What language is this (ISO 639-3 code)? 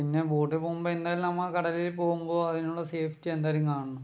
mal